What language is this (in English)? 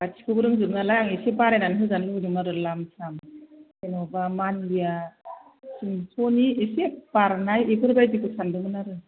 Bodo